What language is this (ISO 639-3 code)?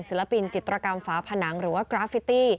tha